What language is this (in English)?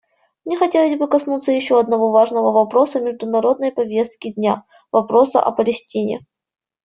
Russian